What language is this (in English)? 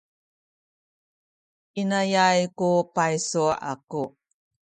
Sakizaya